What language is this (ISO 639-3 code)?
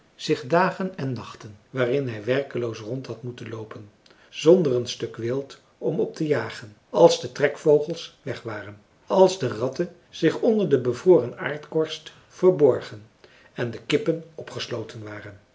nld